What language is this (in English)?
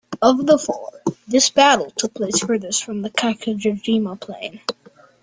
English